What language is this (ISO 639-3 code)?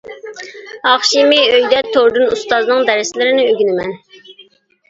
uig